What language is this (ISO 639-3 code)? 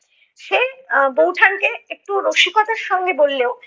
ben